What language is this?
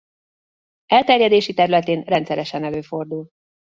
Hungarian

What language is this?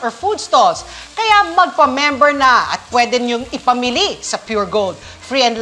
Filipino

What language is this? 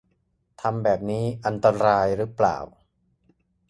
Thai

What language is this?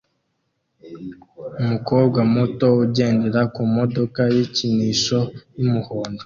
Kinyarwanda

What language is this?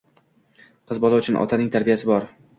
Uzbek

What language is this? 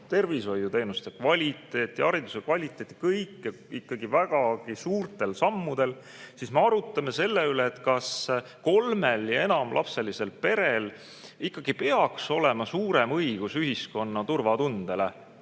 Estonian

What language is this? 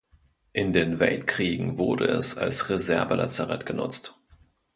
German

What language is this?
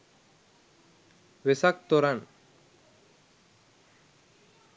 Sinhala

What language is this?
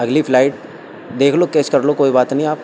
Urdu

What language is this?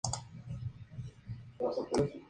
Spanish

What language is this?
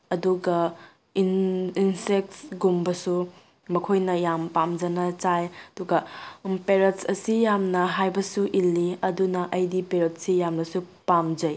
Manipuri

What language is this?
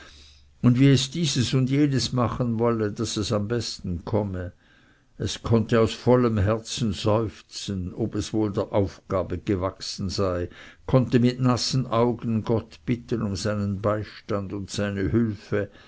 German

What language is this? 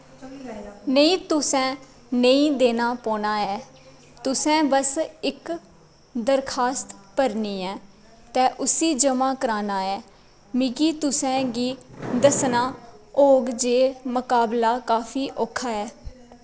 Dogri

